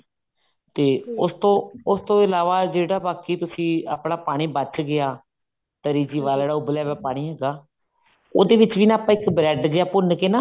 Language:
Punjabi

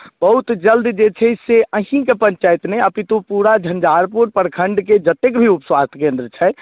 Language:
Maithili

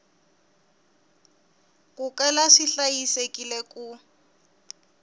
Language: Tsonga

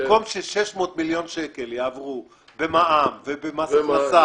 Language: Hebrew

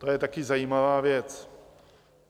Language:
Czech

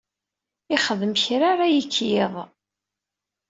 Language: Kabyle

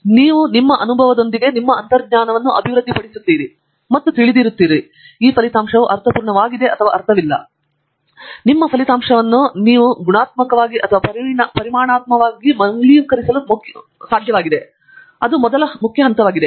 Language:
Kannada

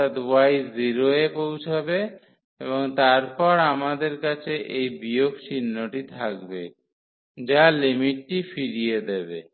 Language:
Bangla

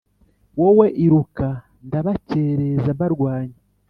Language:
Kinyarwanda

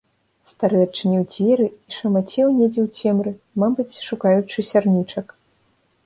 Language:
Belarusian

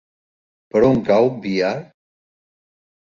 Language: Catalan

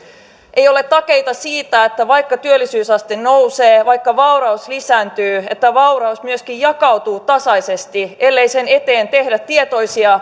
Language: Finnish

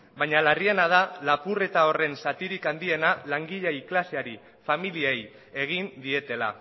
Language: Basque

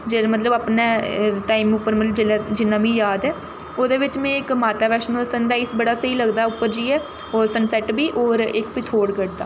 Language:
Dogri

